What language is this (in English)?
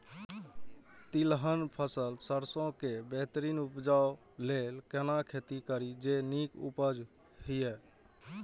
Maithili